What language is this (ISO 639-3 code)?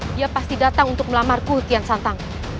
ind